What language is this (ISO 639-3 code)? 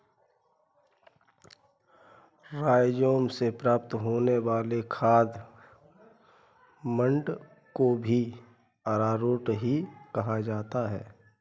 hin